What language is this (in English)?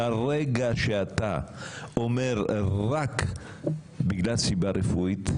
Hebrew